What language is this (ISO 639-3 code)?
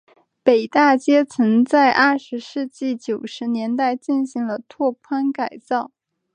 zho